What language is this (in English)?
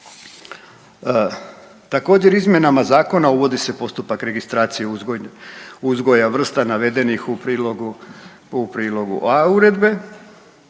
Croatian